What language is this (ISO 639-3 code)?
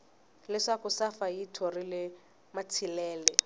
tso